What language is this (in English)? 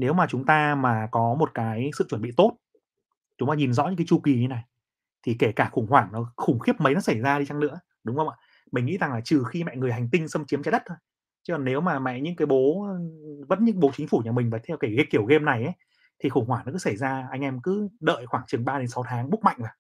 Vietnamese